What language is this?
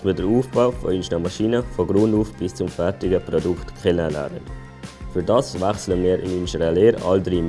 German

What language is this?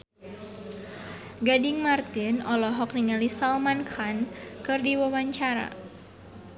Sundanese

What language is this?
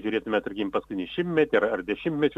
Lithuanian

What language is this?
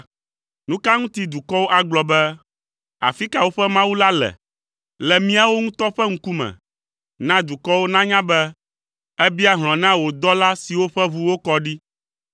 Ewe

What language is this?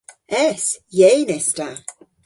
Cornish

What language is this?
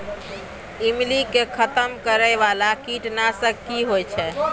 Maithili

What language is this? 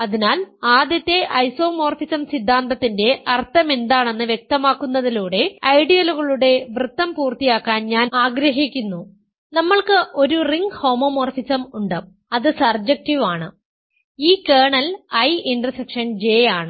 Malayalam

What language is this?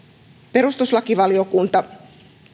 Finnish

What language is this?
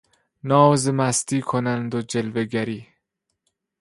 Persian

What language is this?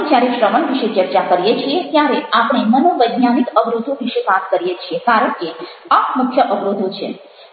Gujarati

